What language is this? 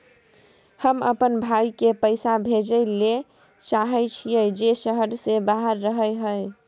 Maithili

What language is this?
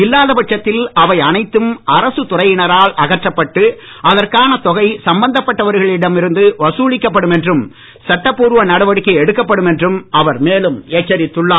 Tamil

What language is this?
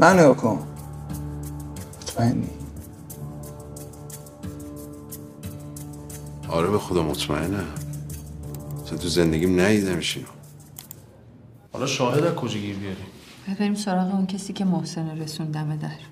Persian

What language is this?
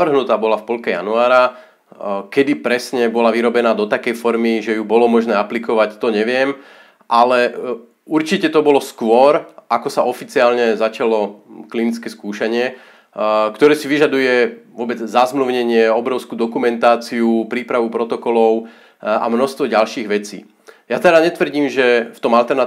Slovak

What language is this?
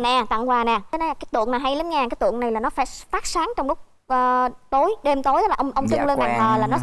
Vietnamese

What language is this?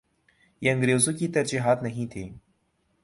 Urdu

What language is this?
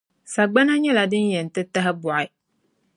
Dagbani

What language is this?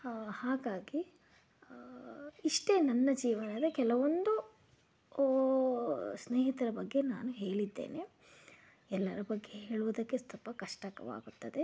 Kannada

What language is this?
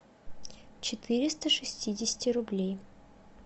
Russian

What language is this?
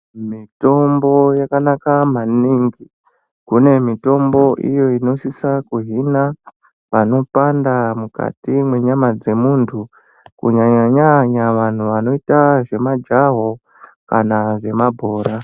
Ndau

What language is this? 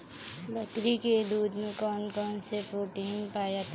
Hindi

